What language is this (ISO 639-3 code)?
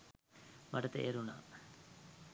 sin